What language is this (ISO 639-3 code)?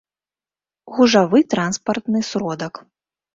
bel